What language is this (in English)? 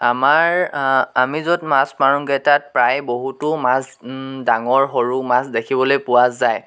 Assamese